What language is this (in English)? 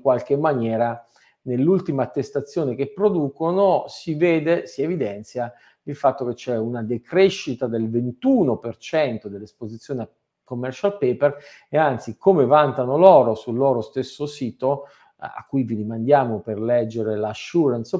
Italian